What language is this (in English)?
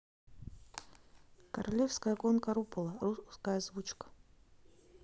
Russian